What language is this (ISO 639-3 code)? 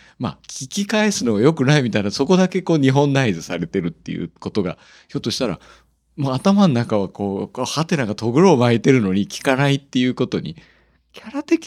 jpn